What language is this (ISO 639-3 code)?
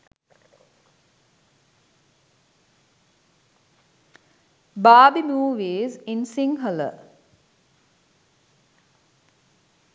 sin